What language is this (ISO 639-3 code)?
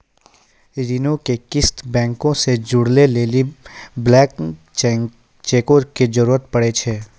mai